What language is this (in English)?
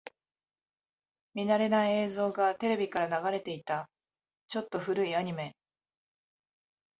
Japanese